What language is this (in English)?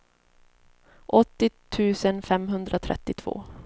Swedish